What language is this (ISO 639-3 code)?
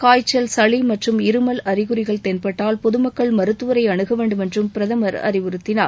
tam